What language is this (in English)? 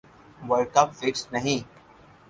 Urdu